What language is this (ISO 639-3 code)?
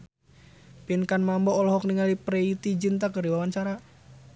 sun